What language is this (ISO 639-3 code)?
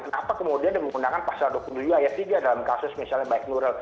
ind